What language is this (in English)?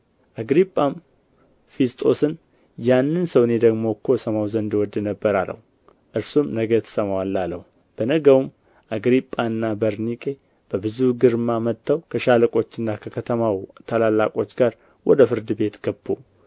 Amharic